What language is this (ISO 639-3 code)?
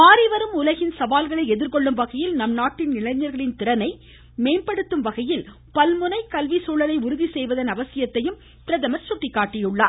tam